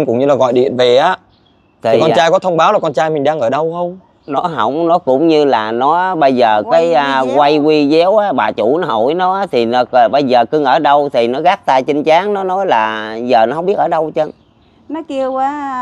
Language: Vietnamese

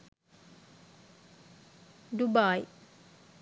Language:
Sinhala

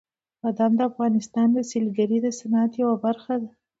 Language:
Pashto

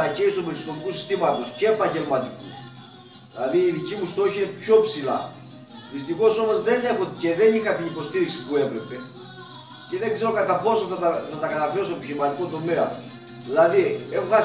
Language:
Greek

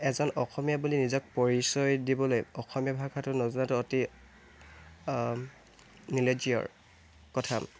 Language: Assamese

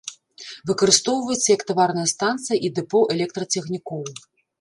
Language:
Belarusian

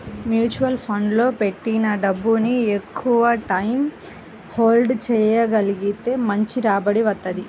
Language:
Telugu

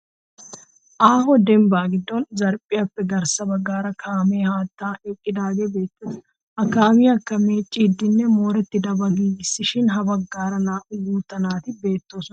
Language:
Wolaytta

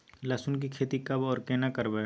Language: Maithili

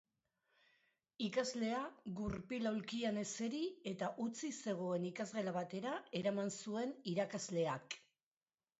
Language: Basque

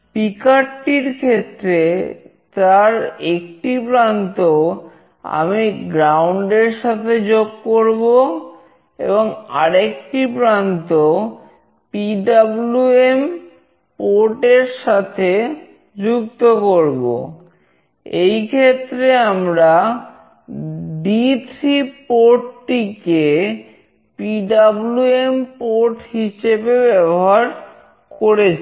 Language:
Bangla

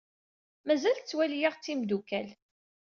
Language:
Kabyle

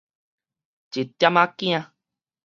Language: Min Nan Chinese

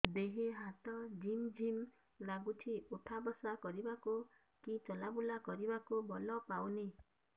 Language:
Odia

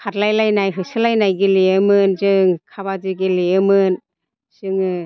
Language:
Bodo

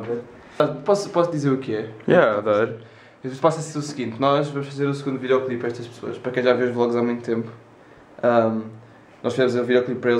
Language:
Portuguese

